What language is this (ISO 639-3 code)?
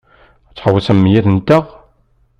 kab